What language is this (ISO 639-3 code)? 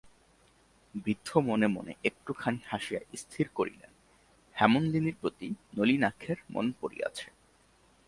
ben